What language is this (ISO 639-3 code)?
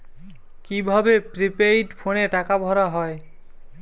ben